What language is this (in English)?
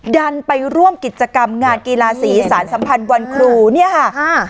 Thai